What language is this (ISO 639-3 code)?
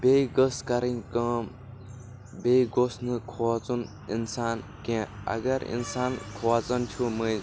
kas